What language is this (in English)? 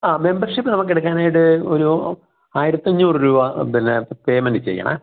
Malayalam